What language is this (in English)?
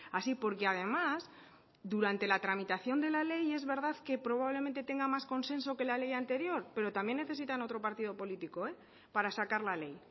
Spanish